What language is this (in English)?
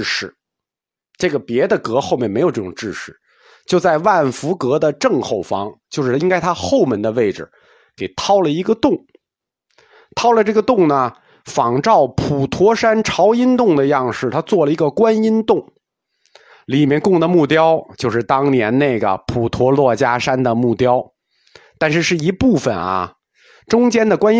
Chinese